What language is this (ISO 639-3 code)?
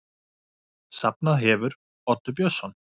isl